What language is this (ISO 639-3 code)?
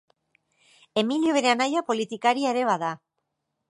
eus